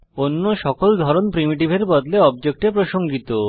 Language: Bangla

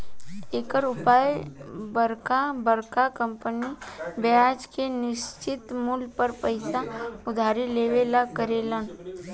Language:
Bhojpuri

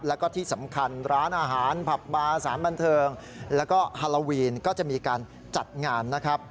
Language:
Thai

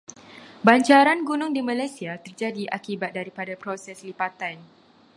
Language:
Malay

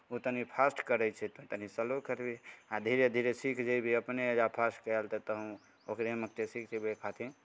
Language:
Maithili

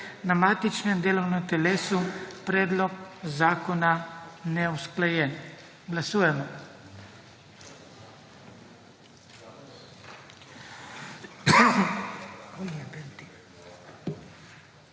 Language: Slovenian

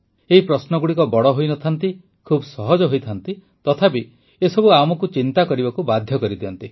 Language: Odia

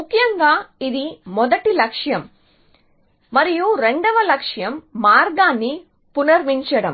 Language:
Telugu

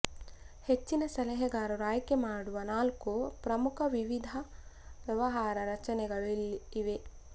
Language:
Kannada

